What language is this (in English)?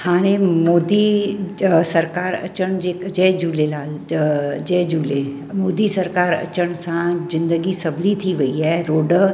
Sindhi